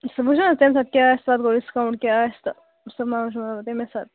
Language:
Kashmiri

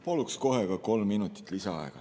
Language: Estonian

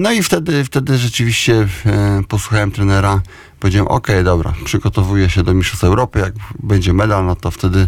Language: Polish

